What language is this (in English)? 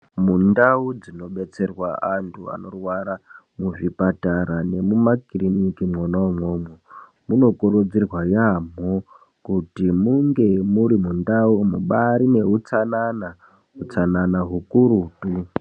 Ndau